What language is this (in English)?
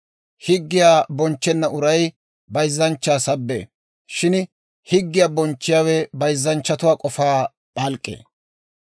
Dawro